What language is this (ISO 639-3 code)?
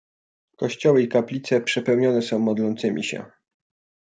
pol